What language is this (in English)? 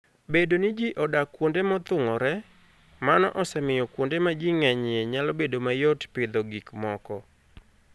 Luo (Kenya and Tanzania)